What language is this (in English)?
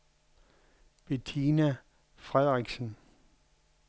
Danish